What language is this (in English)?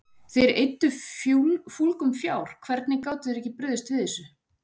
Icelandic